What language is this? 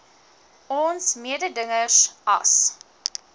Afrikaans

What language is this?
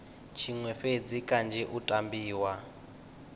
Venda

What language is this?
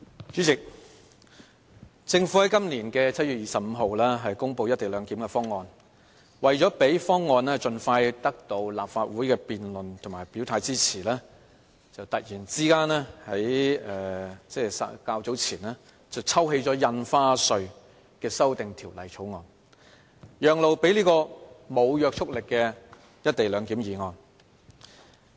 Cantonese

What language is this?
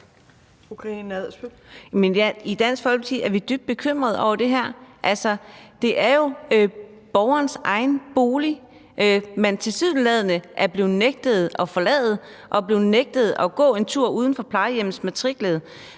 Danish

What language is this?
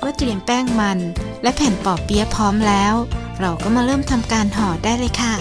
Thai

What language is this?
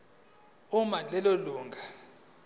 Zulu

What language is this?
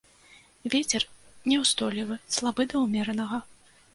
Belarusian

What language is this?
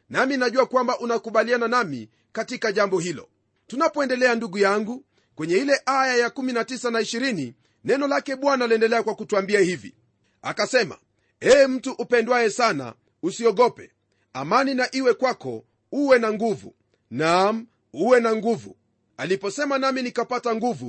Swahili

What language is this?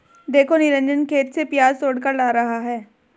Hindi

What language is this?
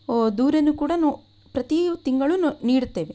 Kannada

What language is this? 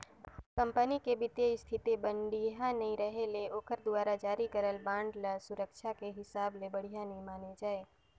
Chhattisgarhi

